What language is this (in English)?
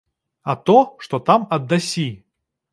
Belarusian